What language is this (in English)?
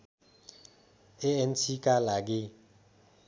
Nepali